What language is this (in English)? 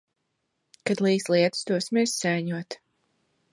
Latvian